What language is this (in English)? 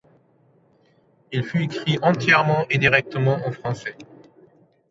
French